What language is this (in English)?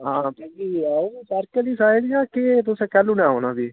Dogri